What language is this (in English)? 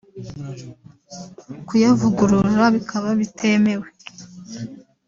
Kinyarwanda